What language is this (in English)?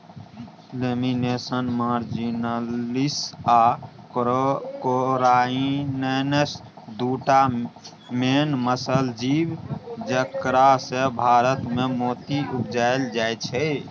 Maithili